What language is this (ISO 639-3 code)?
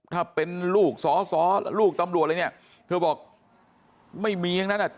tha